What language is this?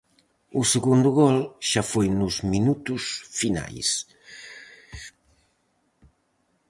Galician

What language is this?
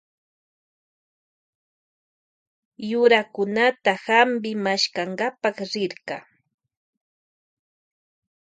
Loja Highland Quichua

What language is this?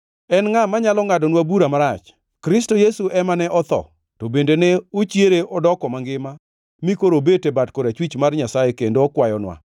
Luo (Kenya and Tanzania)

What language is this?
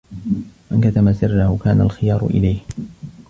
Arabic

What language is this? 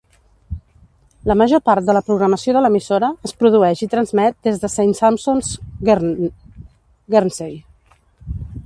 Catalan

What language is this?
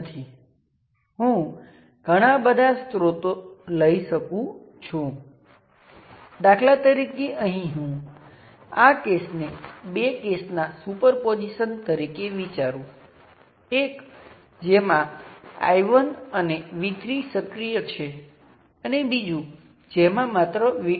Gujarati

